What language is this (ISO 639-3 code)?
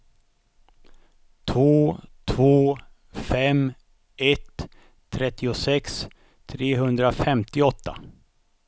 swe